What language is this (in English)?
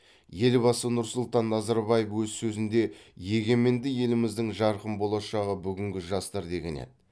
Kazakh